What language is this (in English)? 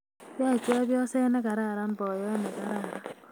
Kalenjin